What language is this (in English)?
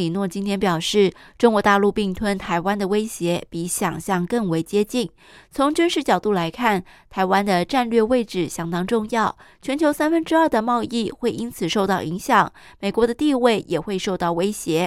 Chinese